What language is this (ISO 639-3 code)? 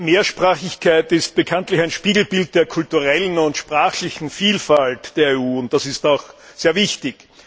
deu